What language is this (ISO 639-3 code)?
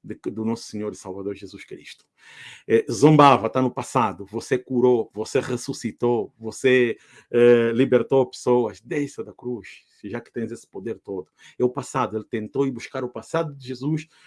por